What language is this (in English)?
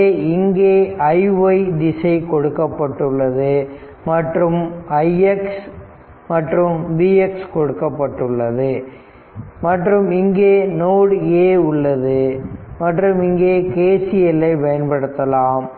Tamil